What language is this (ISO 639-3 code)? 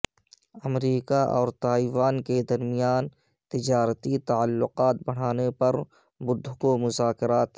urd